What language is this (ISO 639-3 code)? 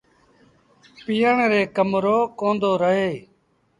sbn